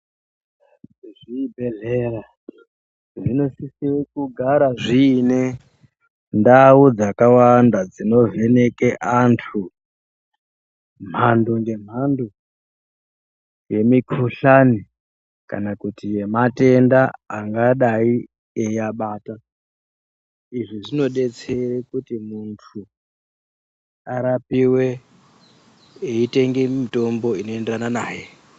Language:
Ndau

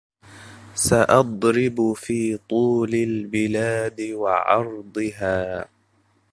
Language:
Arabic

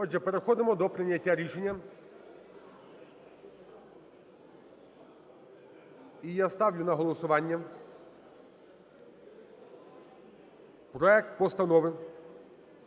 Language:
Ukrainian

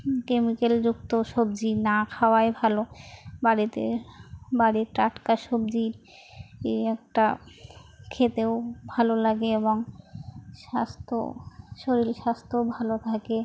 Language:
Bangla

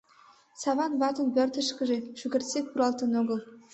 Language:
Mari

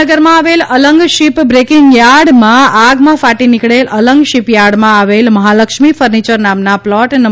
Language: Gujarati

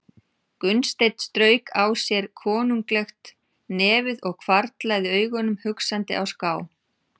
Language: Icelandic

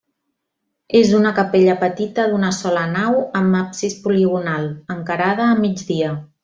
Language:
Catalan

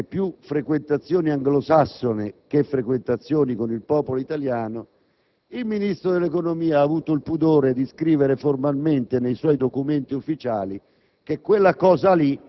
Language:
Italian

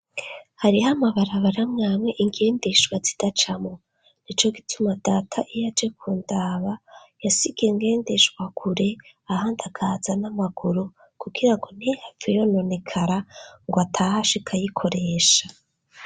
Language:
Rundi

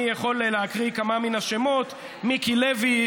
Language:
Hebrew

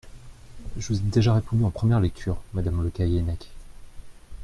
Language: French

